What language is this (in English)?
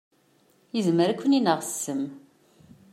Kabyle